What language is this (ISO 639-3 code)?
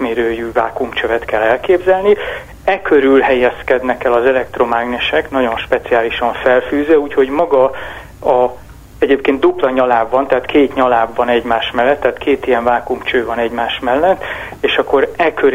hun